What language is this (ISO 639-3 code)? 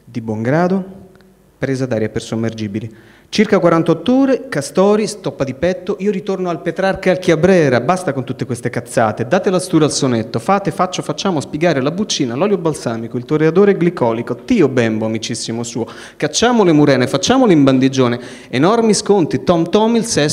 ita